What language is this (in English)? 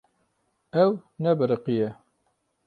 Kurdish